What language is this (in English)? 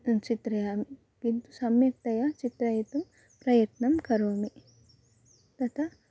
Sanskrit